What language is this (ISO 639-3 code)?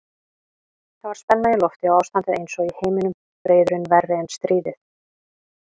isl